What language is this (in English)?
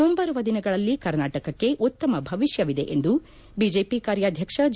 Kannada